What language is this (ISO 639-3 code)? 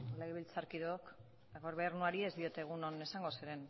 eus